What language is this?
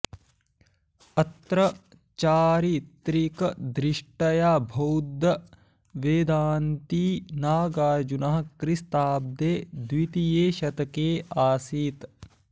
Sanskrit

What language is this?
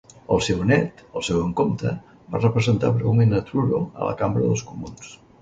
Catalan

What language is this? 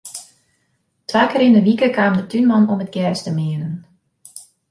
Western Frisian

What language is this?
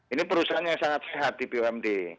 Indonesian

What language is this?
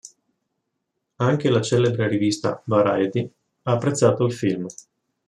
Italian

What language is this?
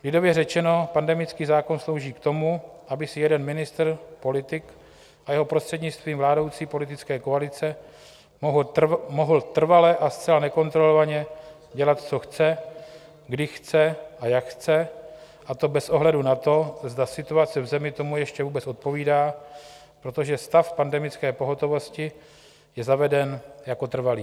Czech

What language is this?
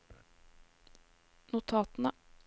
Norwegian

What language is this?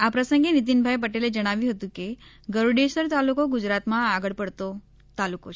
Gujarati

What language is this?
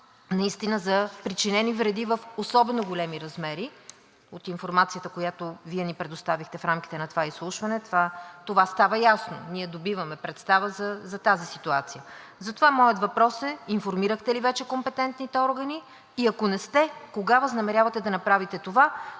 Bulgarian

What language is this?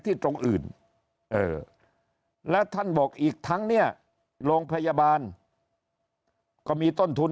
Thai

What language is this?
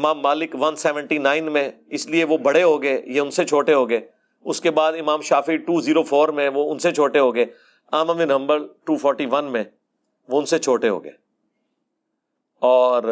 Urdu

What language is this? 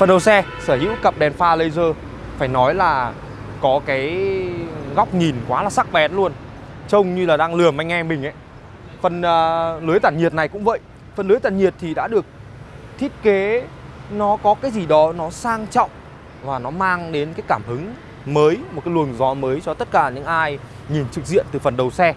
Vietnamese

